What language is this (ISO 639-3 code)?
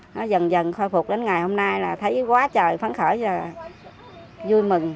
vie